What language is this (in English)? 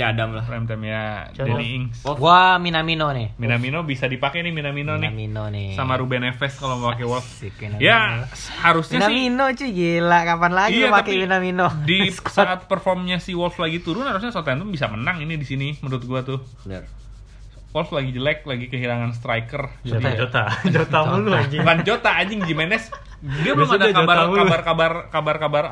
Indonesian